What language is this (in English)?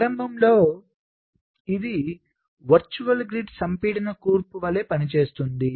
Telugu